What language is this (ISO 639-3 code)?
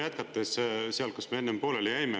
est